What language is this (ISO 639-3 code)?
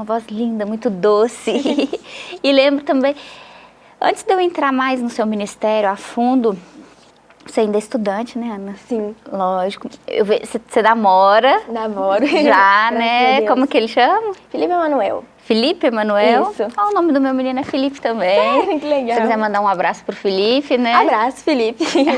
por